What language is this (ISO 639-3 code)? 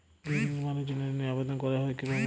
ben